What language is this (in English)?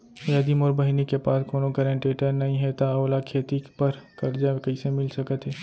Chhattisgarhi